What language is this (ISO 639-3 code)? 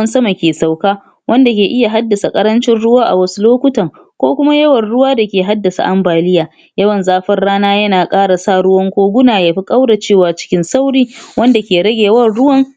hau